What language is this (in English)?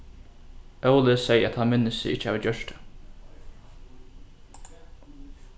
Faroese